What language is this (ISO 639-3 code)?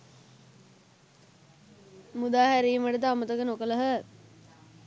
sin